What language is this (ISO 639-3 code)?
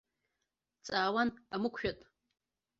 abk